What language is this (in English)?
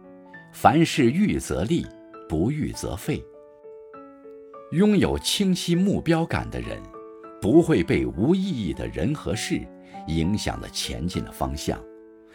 Chinese